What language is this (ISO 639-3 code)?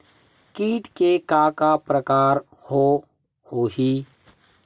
hne